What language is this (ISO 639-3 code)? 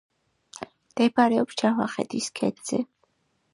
kat